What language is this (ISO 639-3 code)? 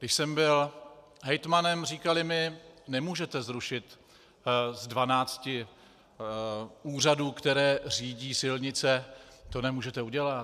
ces